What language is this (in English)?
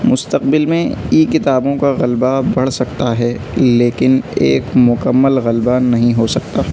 Urdu